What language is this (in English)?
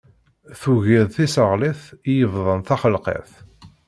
Kabyle